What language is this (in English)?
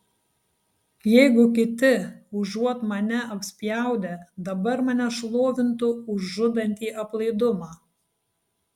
Lithuanian